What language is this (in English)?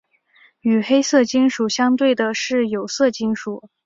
Chinese